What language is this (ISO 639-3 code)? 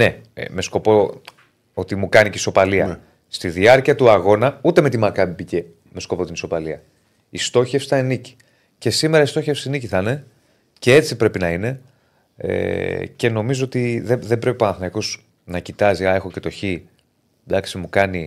ell